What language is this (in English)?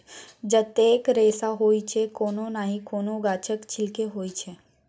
Maithili